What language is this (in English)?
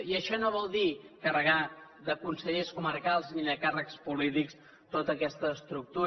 Catalan